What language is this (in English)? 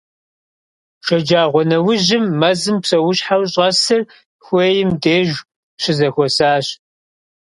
Kabardian